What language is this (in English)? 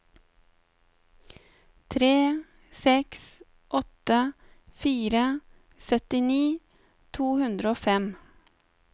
Norwegian